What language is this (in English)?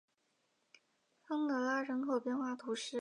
Chinese